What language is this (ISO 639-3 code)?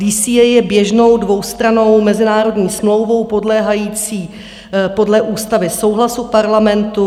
ces